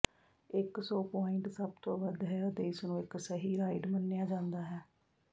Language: Punjabi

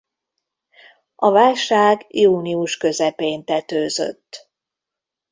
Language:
Hungarian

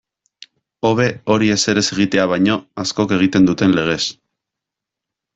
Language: Basque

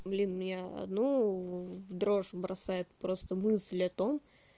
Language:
Russian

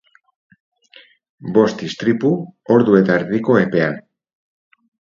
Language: Basque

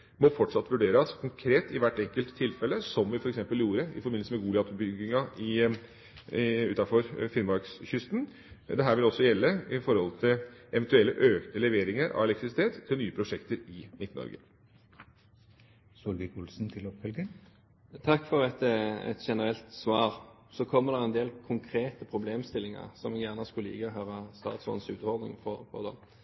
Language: Norwegian Bokmål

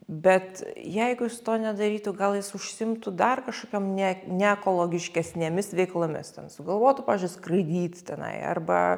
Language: Lithuanian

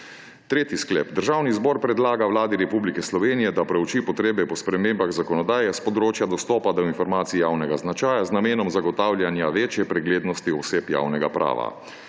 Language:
Slovenian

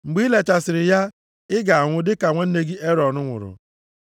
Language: Igbo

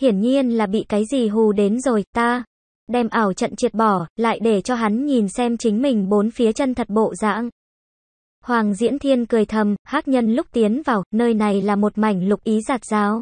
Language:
Vietnamese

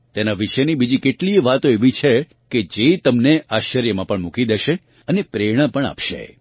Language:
Gujarati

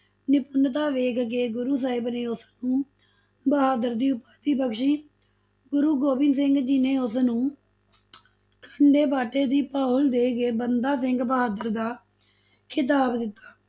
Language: Punjabi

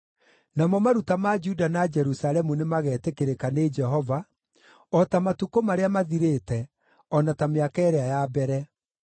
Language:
Kikuyu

